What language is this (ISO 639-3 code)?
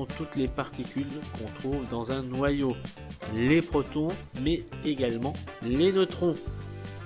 fra